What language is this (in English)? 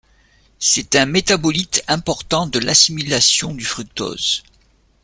French